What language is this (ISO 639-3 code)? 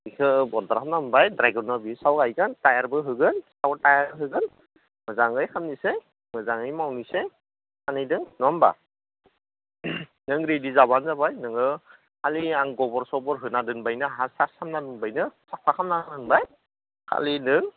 brx